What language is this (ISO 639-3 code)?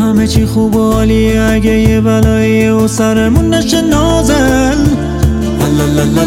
fas